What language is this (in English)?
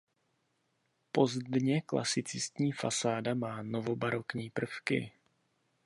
Czech